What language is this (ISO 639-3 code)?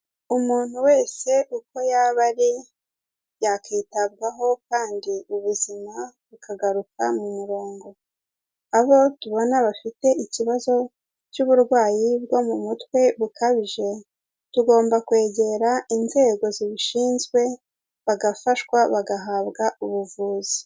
kin